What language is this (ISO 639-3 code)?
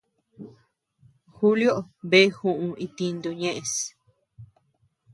cux